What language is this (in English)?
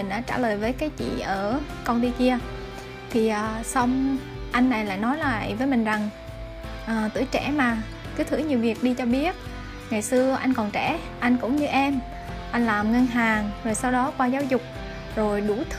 Vietnamese